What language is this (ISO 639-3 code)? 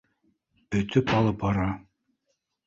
bak